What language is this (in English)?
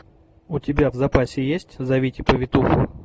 Russian